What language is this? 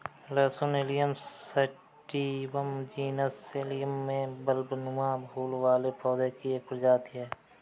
Hindi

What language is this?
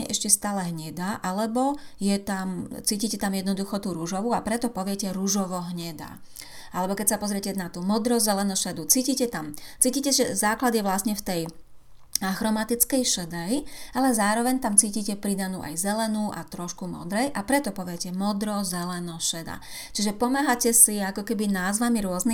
Slovak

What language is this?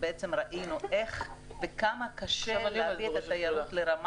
Hebrew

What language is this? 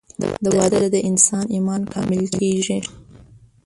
Pashto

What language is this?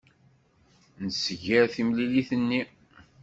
Kabyle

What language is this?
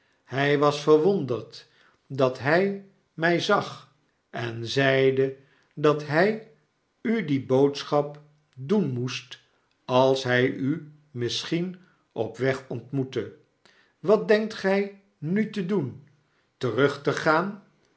Dutch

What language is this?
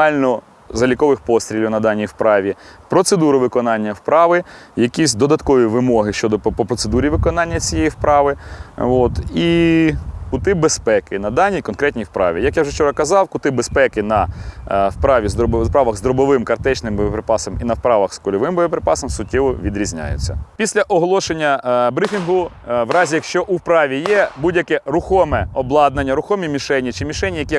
Russian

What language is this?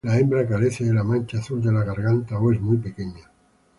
Spanish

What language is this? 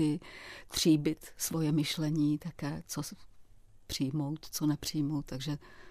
Czech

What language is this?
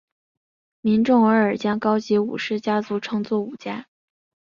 Chinese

